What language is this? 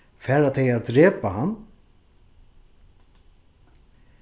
Faroese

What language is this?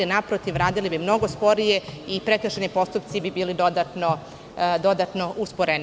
Serbian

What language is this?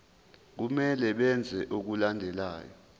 Zulu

